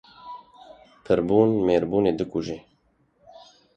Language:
Kurdish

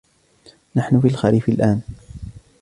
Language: Arabic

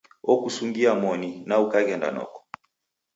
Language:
Taita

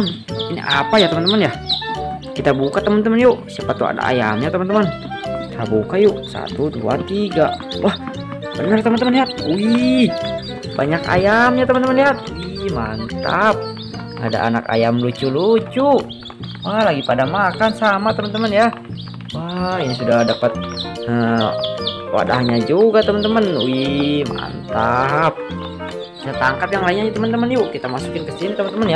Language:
Indonesian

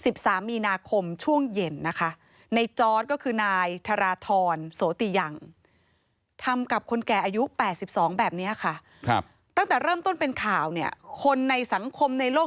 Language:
Thai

